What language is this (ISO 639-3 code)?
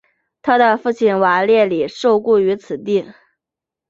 zho